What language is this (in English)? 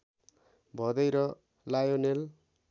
Nepali